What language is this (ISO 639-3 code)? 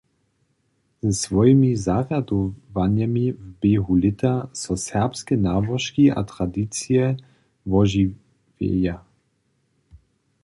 hsb